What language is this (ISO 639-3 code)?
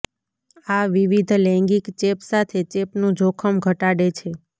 guj